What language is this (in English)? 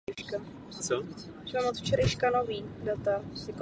Czech